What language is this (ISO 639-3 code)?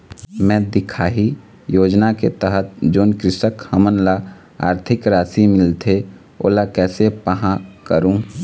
hne